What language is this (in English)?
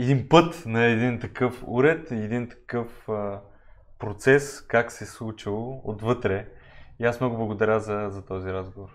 Bulgarian